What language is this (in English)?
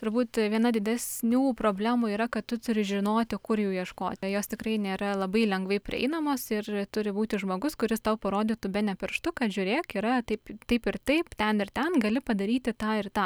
Lithuanian